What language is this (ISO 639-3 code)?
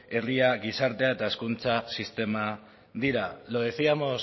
eus